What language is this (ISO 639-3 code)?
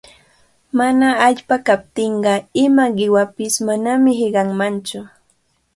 qvl